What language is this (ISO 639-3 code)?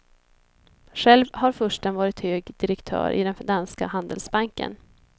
swe